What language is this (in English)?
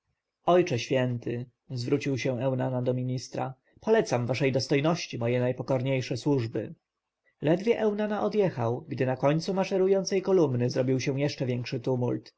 Polish